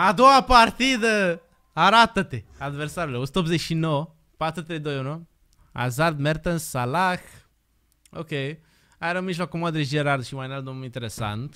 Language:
Romanian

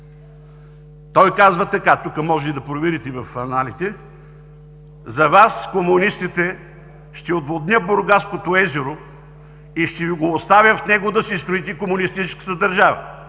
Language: Bulgarian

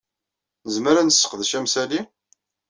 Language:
Kabyle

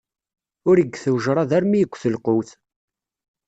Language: Kabyle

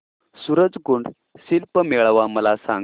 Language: Marathi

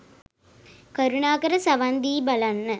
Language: Sinhala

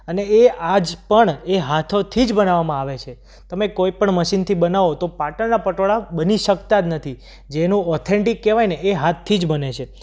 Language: Gujarati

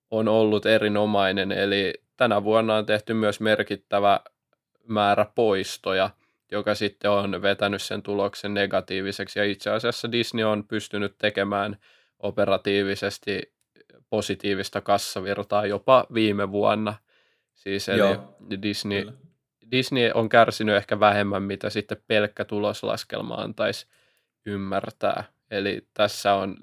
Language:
Finnish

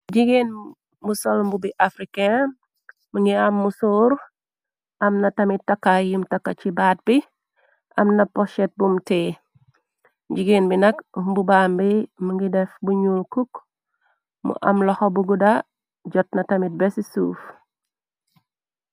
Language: Wolof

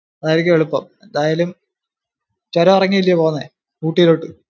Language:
Malayalam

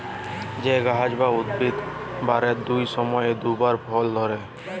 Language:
Bangla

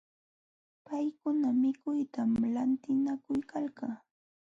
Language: Jauja Wanca Quechua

